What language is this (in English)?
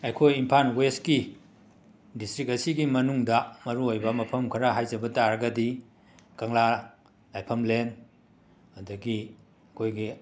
Manipuri